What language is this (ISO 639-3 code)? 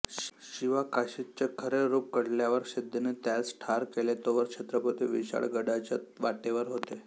mar